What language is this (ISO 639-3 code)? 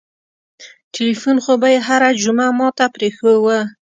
pus